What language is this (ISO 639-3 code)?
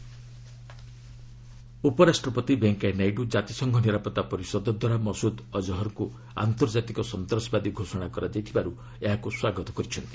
ori